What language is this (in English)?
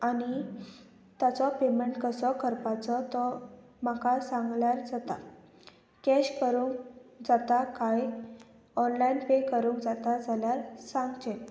Konkani